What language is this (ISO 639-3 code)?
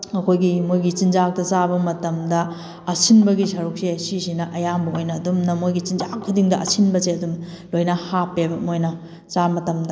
mni